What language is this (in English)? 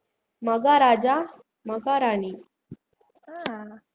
Tamil